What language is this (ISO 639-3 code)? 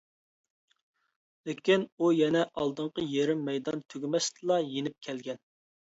uig